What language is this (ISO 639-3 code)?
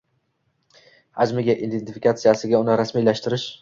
uzb